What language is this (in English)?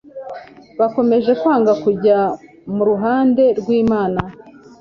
Kinyarwanda